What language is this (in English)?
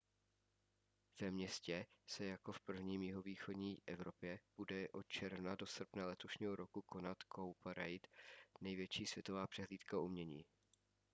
Czech